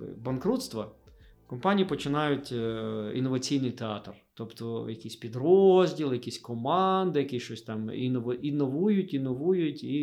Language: Ukrainian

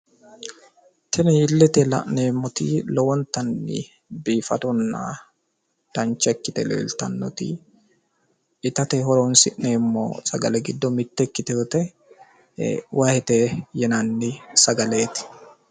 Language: Sidamo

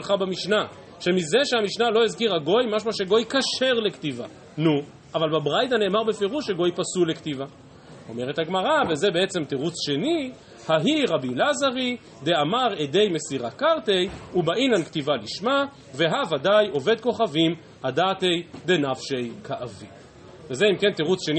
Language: Hebrew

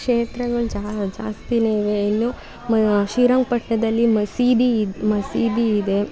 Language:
Kannada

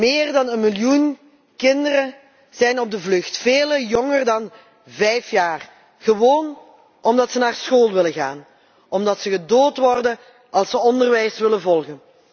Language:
Dutch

